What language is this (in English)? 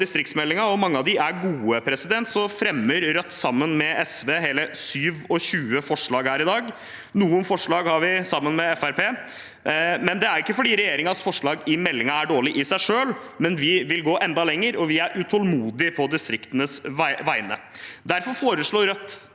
Norwegian